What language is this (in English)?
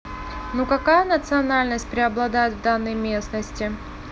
Russian